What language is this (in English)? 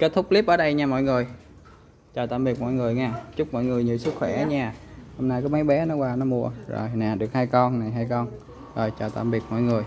Vietnamese